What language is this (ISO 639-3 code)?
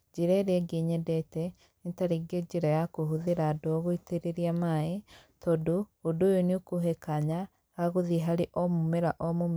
kik